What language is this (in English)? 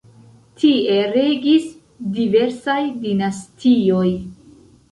Esperanto